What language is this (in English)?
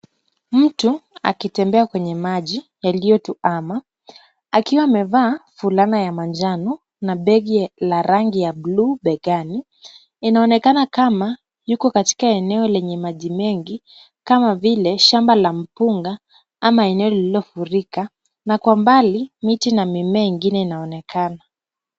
Swahili